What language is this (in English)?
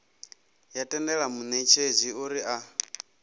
Venda